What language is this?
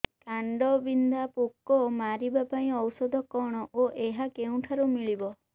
Odia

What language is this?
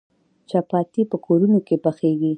Pashto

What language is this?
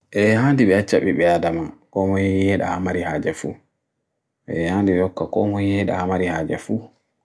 Bagirmi Fulfulde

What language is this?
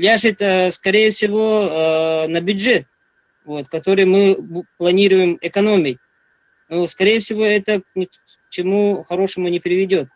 Russian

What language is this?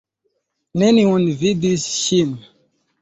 Esperanto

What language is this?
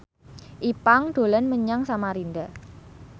Javanese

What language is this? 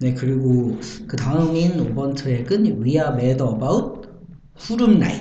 Korean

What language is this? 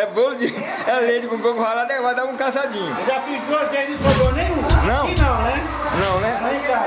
Portuguese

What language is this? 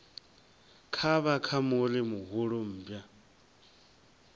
Venda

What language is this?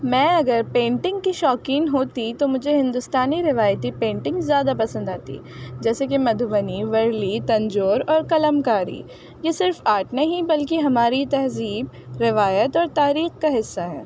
Urdu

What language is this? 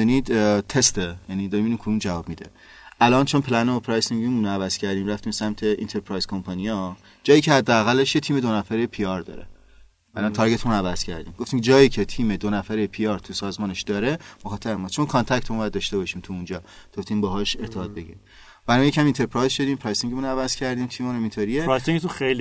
Persian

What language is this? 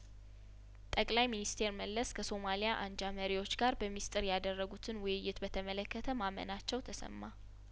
Amharic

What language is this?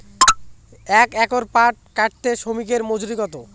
Bangla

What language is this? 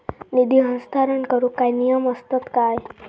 Marathi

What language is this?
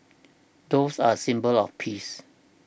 English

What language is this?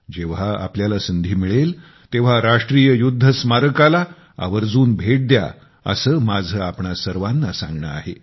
Marathi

